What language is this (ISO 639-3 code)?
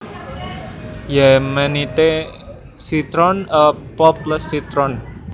jav